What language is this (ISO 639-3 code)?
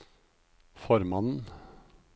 nor